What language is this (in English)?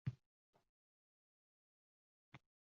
Uzbek